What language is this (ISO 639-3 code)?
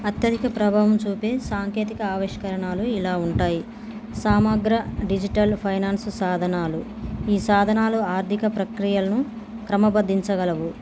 tel